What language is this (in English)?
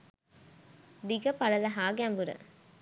Sinhala